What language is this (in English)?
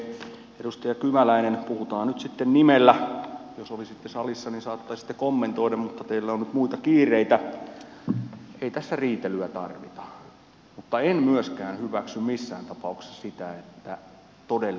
Finnish